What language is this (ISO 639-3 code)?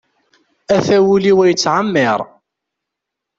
kab